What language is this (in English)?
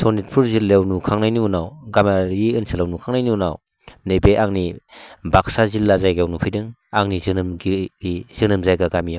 Bodo